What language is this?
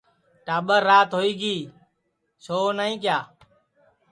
Sansi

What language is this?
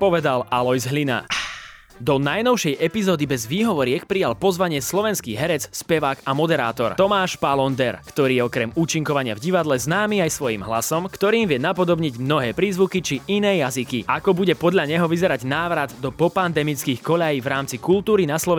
Slovak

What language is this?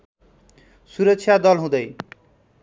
Nepali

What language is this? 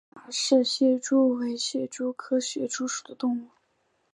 Chinese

